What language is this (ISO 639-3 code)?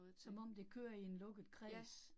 dan